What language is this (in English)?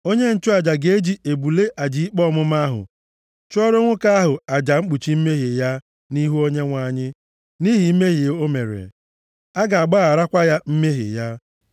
Igbo